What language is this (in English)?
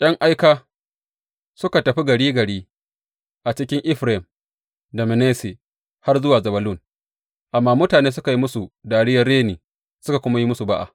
Hausa